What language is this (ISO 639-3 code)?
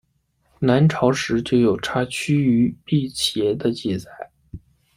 zho